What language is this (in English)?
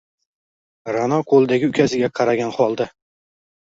Uzbek